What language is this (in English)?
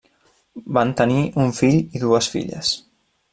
Catalan